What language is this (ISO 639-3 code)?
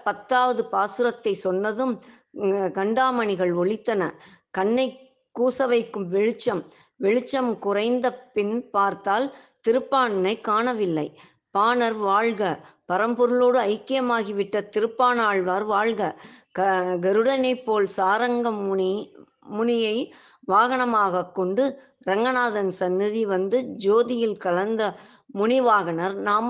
tam